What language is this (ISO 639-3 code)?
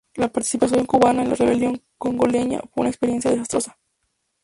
spa